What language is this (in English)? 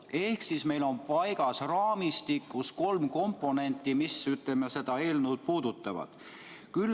Estonian